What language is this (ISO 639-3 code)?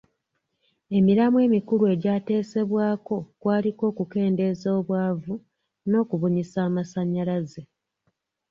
lug